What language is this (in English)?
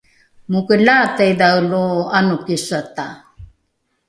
Rukai